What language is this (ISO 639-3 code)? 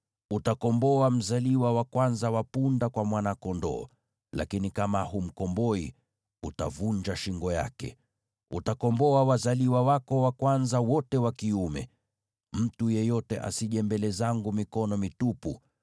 swa